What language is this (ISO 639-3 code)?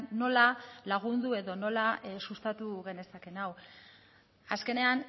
eus